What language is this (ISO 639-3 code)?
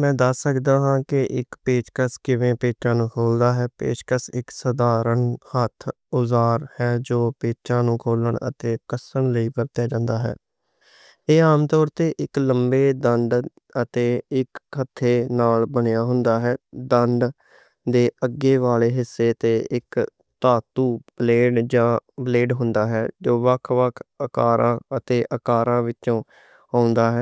lah